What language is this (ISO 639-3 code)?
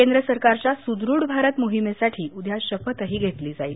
mar